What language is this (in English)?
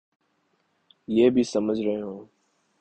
Urdu